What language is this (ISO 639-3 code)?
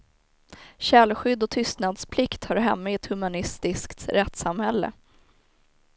swe